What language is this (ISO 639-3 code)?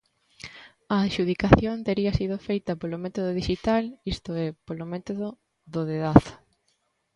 glg